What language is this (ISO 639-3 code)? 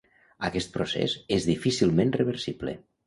cat